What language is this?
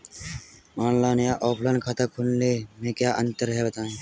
Hindi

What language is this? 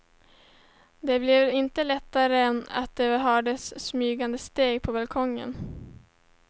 Swedish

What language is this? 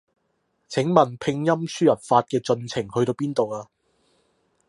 Cantonese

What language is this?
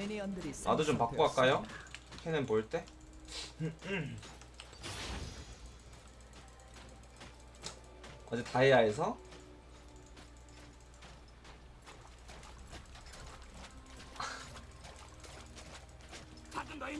Korean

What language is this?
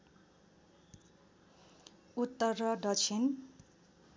Nepali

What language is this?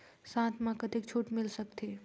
Chhattisgarhi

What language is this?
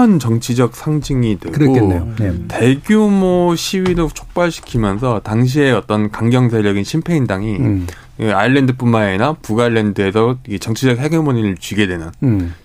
Korean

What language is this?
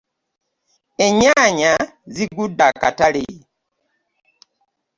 Ganda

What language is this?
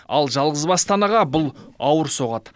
Kazakh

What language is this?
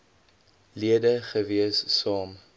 Afrikaans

